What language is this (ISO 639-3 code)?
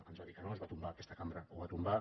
cat